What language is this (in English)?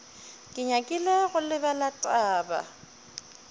Northern Sotho